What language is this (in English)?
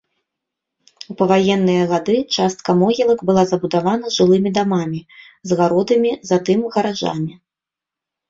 Belarusian